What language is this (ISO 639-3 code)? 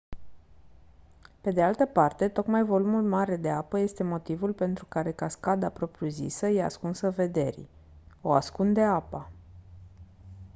ron